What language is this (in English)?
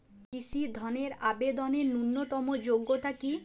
Bangla